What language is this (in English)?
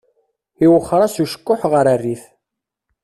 Kabyle